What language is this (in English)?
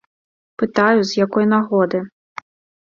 Belarusian